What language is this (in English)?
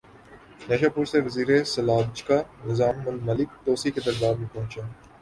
Urdu